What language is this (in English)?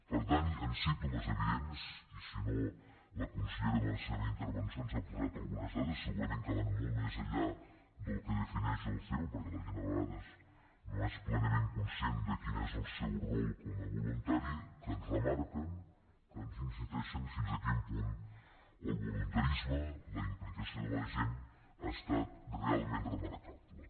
Catalan